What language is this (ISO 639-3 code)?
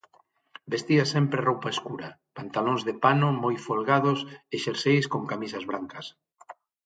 glg